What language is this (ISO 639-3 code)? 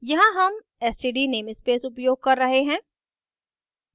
hin